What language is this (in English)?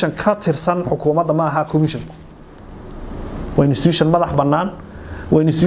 Arabic